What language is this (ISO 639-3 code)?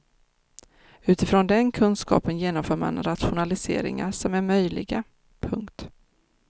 swe